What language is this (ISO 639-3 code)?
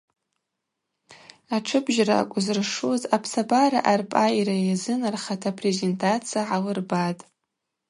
abq